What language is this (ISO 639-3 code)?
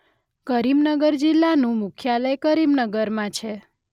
guj